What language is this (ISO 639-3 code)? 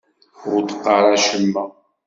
kab